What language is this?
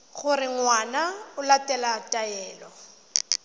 Tswana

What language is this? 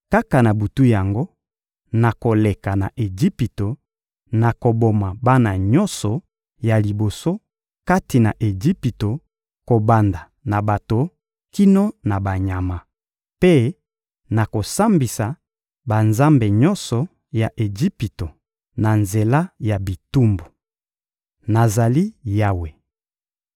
Lingala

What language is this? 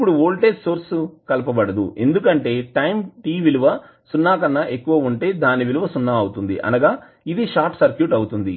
Telugu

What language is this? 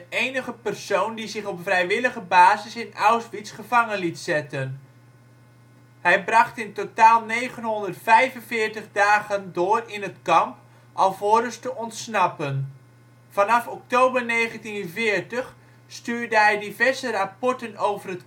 Dutch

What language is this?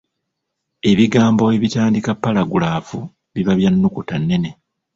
Ganda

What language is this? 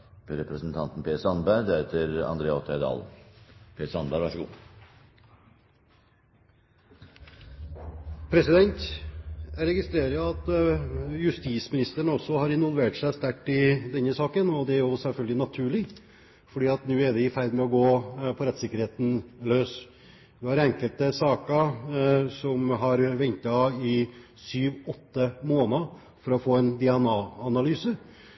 Norwegian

